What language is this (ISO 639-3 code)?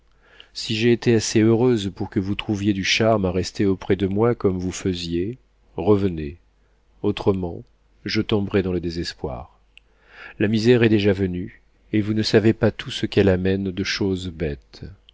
fra